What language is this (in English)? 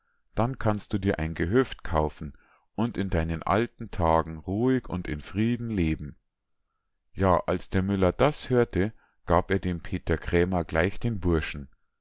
German